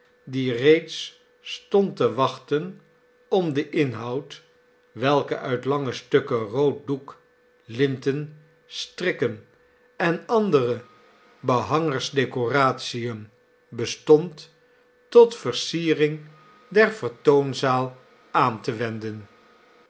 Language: Dutch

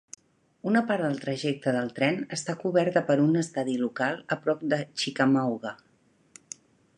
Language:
Catalan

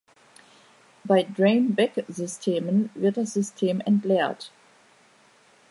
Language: German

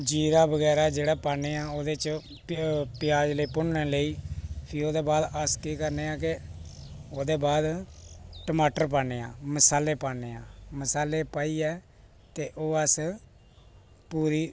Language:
Dogri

